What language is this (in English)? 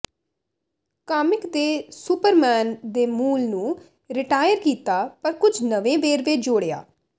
Punjabi